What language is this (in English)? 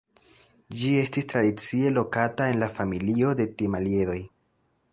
Esperanto